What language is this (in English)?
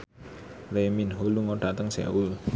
Javanese